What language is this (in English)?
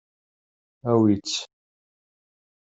Kabyle